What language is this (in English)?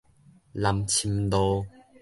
Min Nan Chinese